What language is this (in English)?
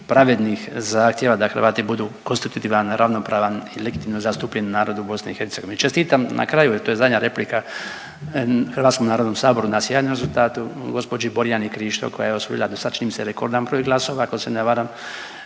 Croatian